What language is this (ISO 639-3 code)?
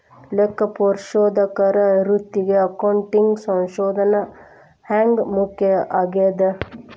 kan